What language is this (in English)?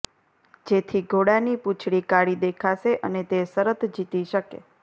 Gujarati